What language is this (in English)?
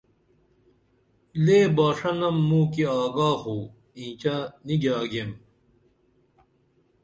Dameli